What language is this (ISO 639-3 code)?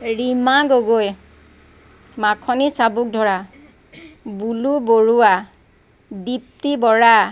asm